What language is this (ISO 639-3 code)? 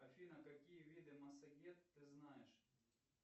rus